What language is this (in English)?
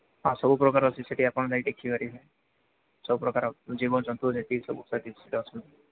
Odia